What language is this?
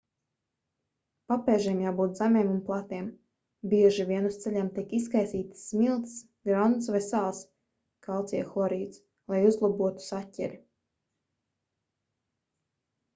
Latvian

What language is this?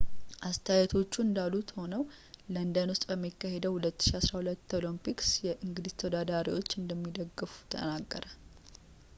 Amharic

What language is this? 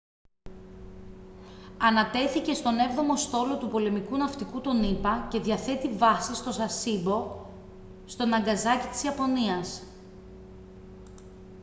Greek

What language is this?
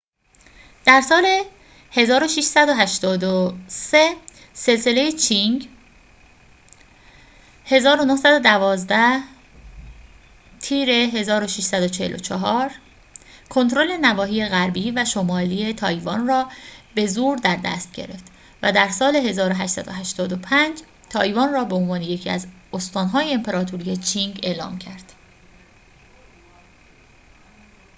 Persian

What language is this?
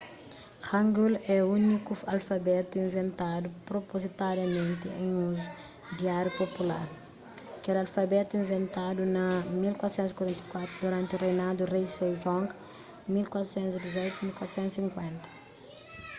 Kabuverdianu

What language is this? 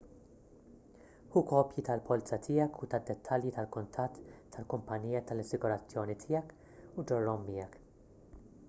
Maltese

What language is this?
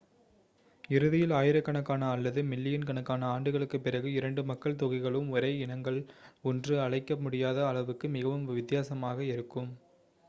Tamil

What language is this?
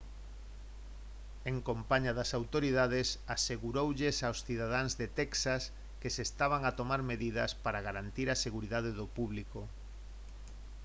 Galician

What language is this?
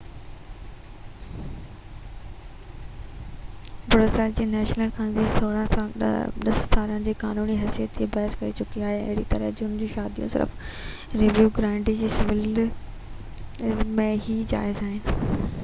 Sindhi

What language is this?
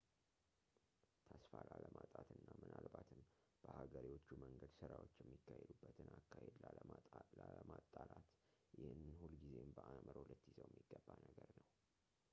Amharic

